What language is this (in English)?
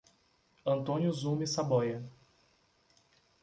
Portuguese